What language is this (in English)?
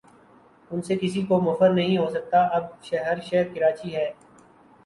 Urdu